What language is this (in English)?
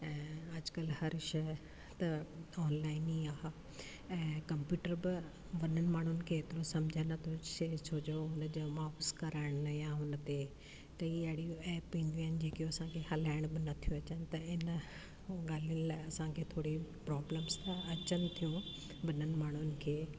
Sindhi